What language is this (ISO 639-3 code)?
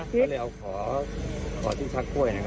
tha